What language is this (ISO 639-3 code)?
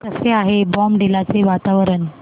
mar